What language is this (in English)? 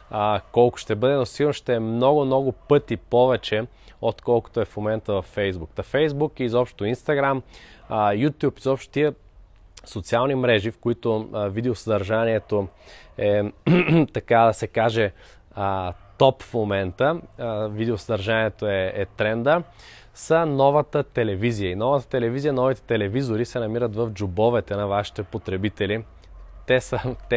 Bulgarian